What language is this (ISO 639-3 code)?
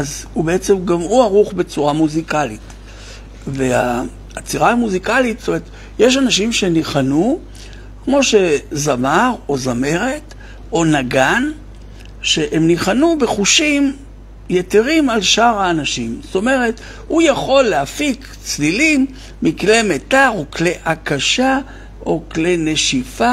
heb